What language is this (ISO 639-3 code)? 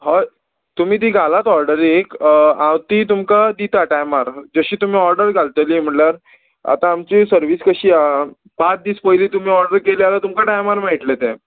kok